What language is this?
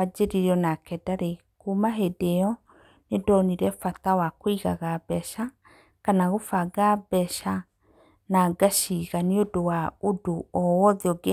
Kikuyu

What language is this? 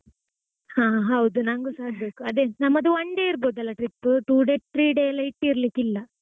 Kannada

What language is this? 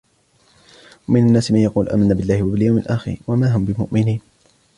Arabic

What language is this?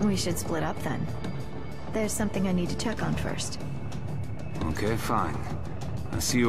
Polish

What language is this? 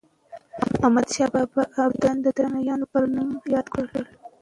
Pashto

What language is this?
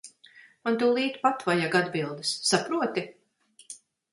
Latvian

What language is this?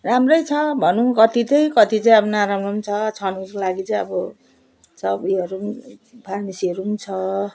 Nepali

